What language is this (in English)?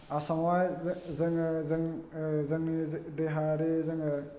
Bodo